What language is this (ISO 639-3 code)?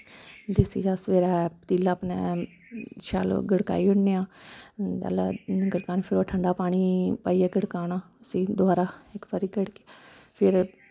doi